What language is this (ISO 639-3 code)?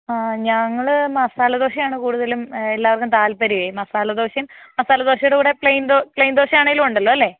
mal